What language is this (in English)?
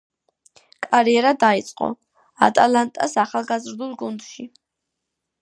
Georgian